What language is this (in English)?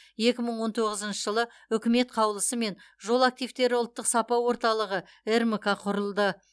Kazakh